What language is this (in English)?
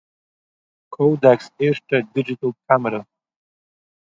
Yiddish